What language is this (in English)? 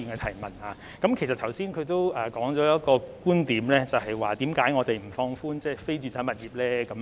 Cantonese